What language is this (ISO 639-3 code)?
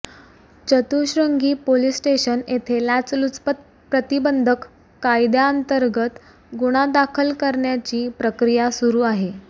mar